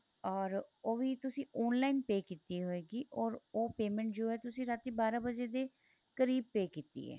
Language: Punjabi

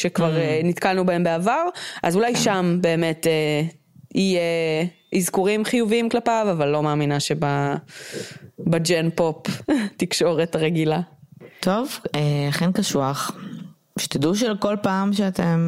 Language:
Hebrew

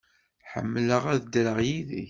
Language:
Kabyle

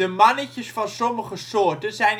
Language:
Dutch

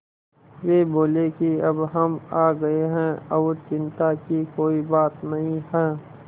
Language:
Hindi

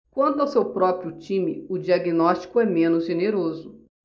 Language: Portuguese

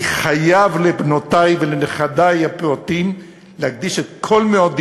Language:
Hebrew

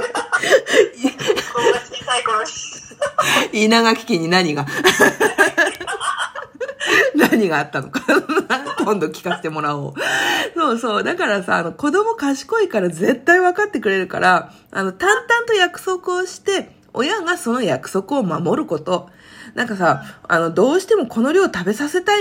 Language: Japanese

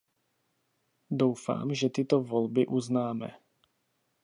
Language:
Czech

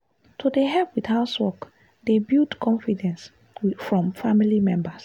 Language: Nigerian Pidgin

